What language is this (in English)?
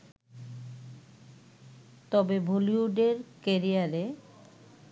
Bangla